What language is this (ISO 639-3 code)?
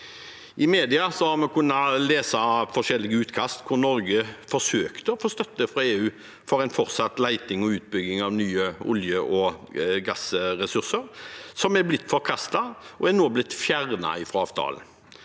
nor